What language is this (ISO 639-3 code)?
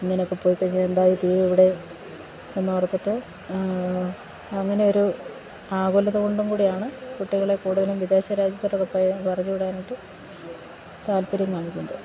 mal